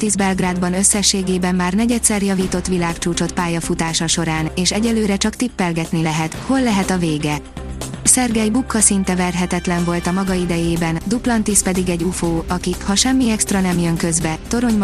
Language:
Hungarian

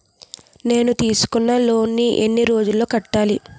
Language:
Telugu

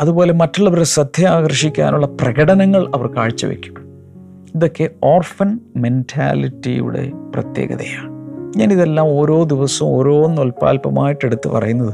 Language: Malayalam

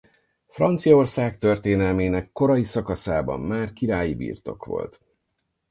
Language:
Hungarian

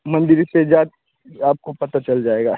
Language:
Hindi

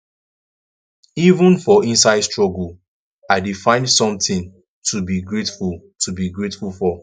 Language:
Nigerian Pidgin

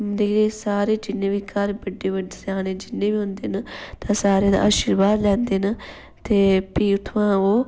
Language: Dogri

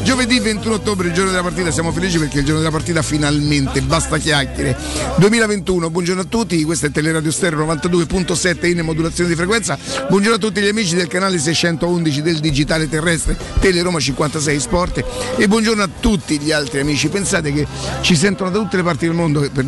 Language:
Italian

